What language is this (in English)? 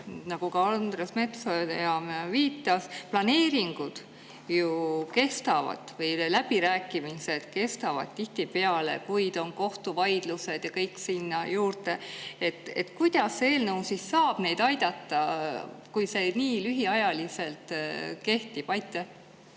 Estonian